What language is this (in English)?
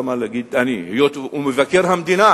Hebrew